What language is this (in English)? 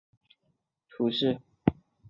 Chinese